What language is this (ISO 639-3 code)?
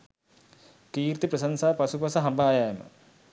sin